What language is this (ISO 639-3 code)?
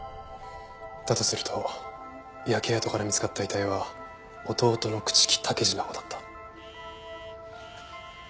jpn